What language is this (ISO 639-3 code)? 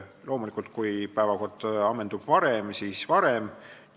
est